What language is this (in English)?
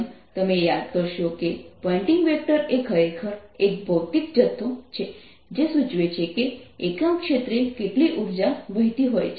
Gujarati